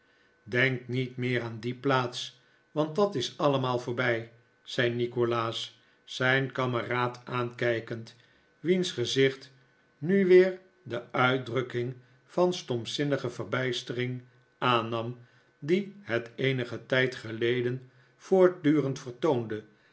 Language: Dutch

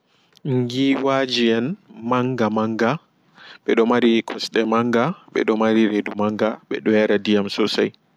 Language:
Fula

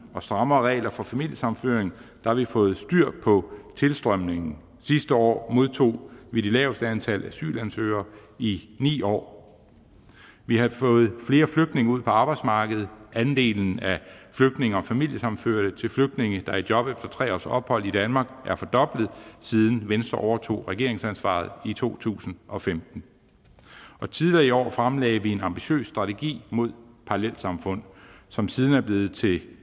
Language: Danish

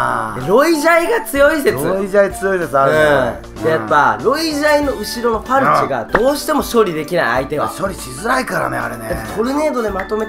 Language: Japanese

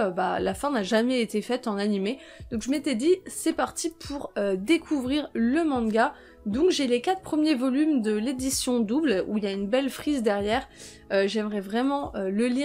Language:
French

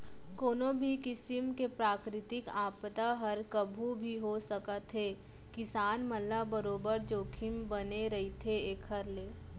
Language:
Chhattisgarhi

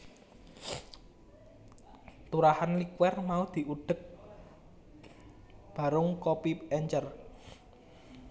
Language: Javanese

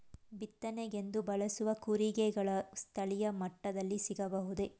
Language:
Kannada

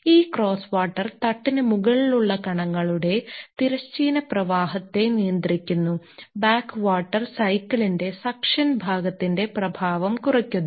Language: Malayalam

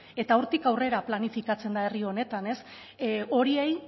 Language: Basque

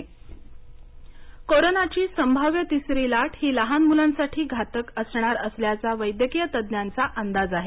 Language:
Marathi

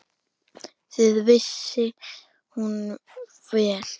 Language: Icelandic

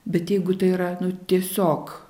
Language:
Lithuanian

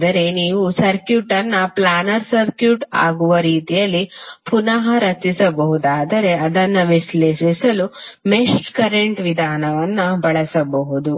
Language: Kannada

